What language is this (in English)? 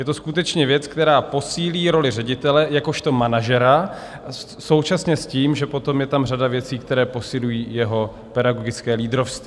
Czech